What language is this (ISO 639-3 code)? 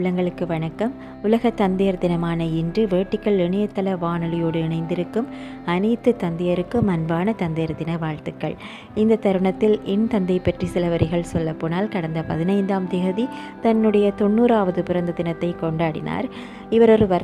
tam